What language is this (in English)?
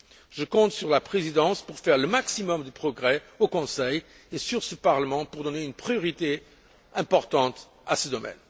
French